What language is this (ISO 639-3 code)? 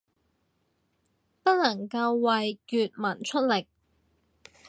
yue